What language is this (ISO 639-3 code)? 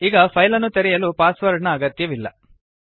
kan